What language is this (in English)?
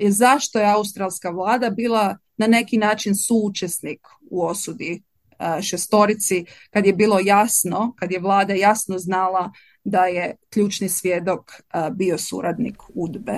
Croatian